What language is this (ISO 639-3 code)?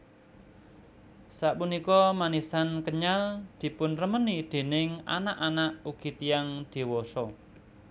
jav